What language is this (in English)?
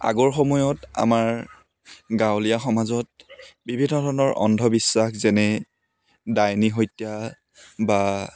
Assamese